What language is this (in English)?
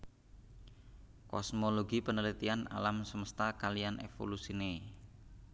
Javanese